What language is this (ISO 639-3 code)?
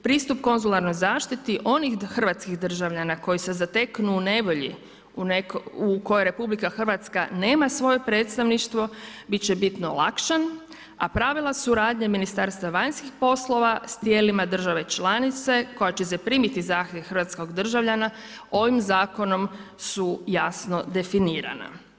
hrv